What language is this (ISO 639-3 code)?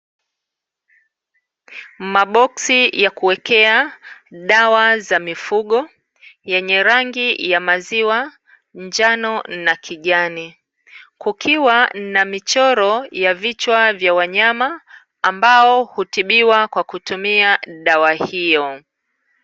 swa